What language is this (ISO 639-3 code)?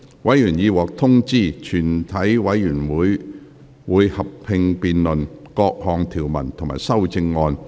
yue